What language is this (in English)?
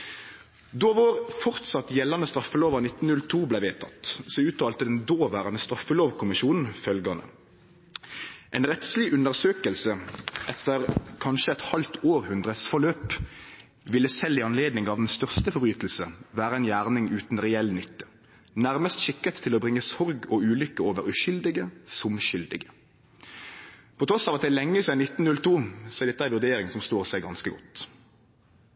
Norwegian Nynorsk